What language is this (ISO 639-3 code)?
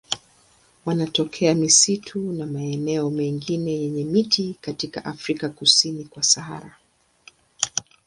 swa